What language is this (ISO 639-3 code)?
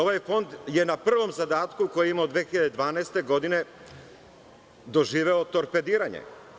srp